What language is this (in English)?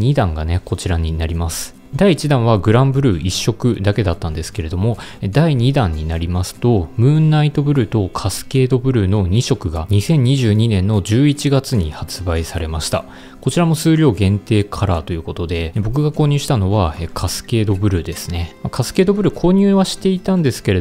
Japanese